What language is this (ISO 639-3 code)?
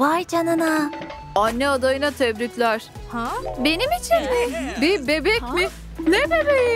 tur